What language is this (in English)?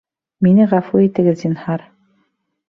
Bashkir